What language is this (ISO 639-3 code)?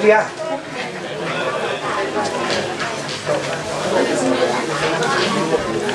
vie